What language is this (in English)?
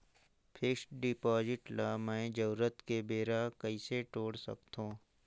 Chhattisgarhi